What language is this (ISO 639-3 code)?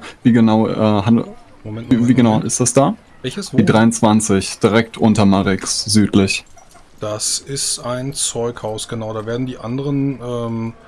deu